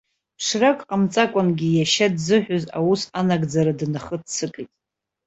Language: Abkhazian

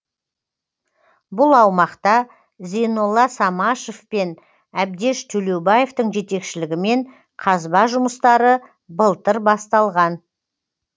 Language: Kazakh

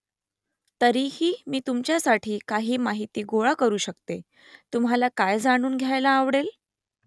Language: Marathi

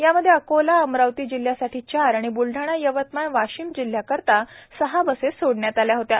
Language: Marathi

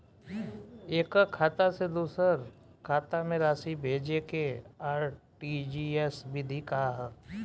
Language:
Bhojpuri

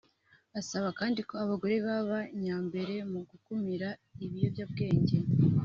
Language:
Kinyarwanda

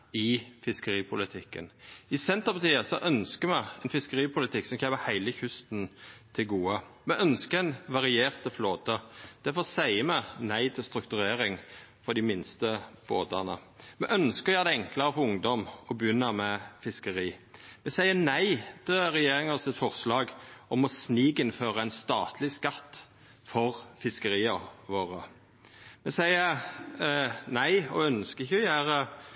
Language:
Norwegian Nynorsk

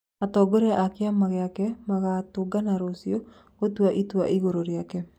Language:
Kikuyu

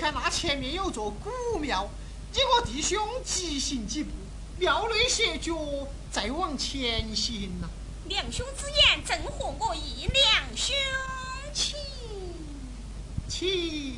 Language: Chinese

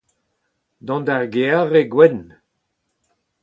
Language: Breton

